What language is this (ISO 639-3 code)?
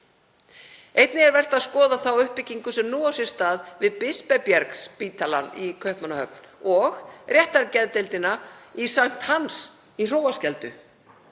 isl